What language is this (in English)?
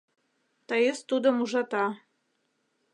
Mari